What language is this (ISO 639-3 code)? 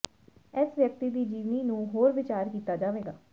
pan